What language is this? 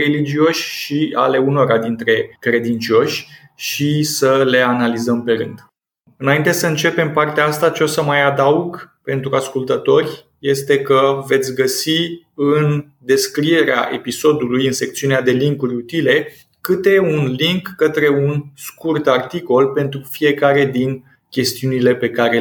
Romanian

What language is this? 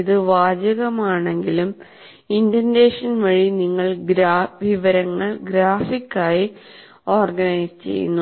Malayalam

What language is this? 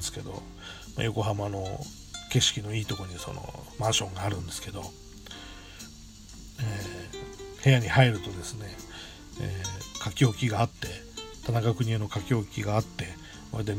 Japanese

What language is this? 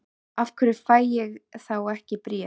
Icelandic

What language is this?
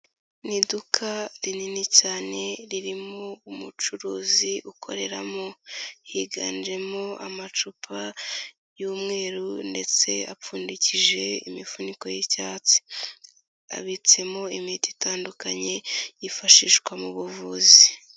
Kinyarwanda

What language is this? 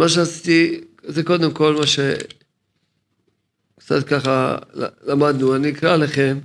Hebrew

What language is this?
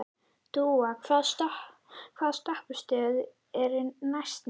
Icelandic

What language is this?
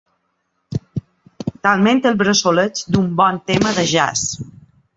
Catalan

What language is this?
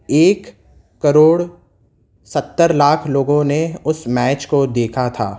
Urdu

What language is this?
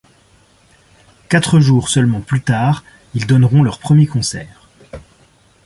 French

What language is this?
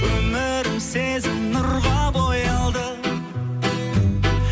Kazakh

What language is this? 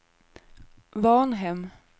Swedish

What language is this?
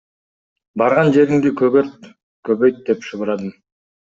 Kyrgyz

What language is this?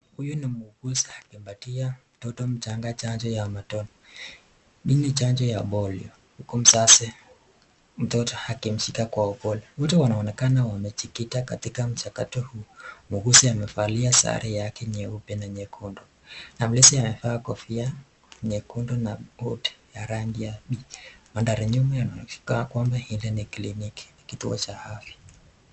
Swahili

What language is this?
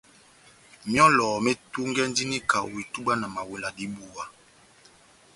Batanga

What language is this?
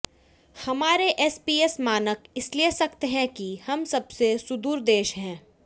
Hindi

